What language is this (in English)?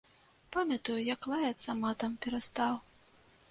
Belarusian